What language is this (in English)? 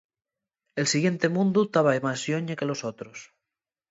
Asturian